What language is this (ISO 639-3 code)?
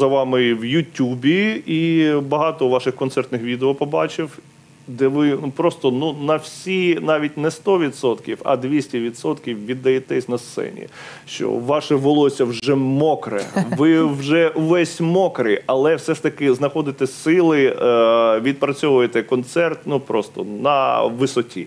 ukr